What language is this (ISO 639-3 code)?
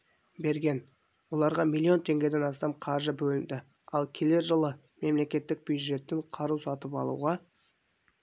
kaz